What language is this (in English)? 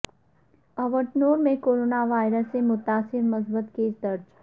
Urdu